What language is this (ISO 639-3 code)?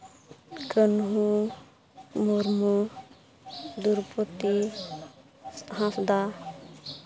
sat